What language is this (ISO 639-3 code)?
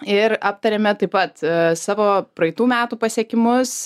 lit